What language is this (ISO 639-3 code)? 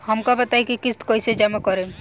bho